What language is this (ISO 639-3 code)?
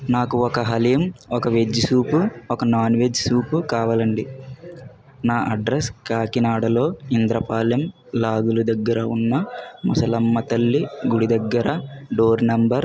tel